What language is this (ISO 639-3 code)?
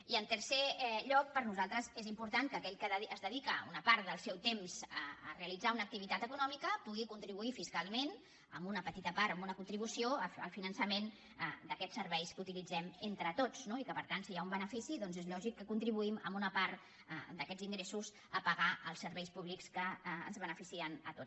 cat